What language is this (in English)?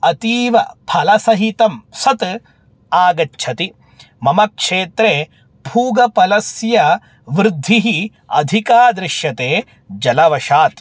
Sanskrit